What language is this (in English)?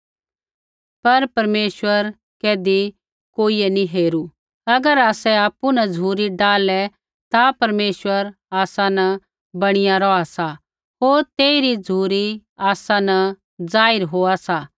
Kullu Pahari